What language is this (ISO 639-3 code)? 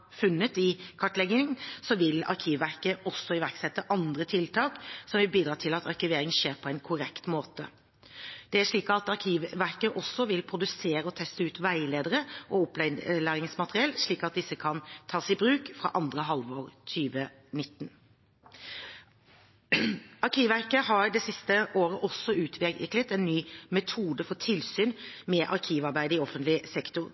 nob